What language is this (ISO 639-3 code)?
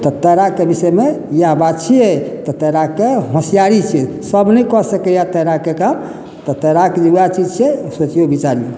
mai